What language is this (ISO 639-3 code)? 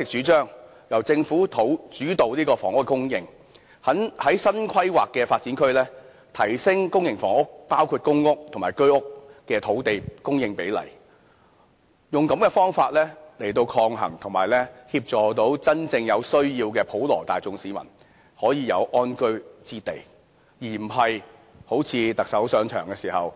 yue